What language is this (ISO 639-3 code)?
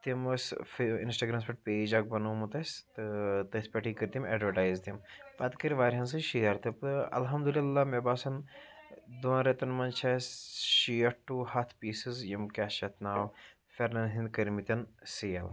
kas